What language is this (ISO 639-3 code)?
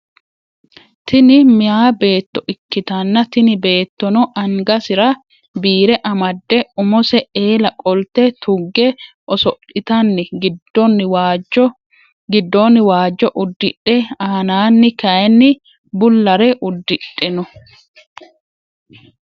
sid